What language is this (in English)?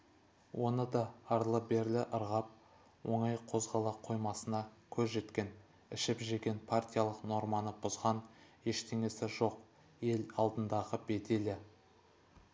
Kazakh